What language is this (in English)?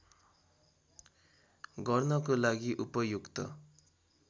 Nepali